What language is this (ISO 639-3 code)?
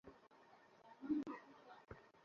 ben